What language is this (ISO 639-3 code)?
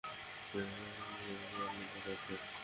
ben